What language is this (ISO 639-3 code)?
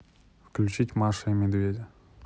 rus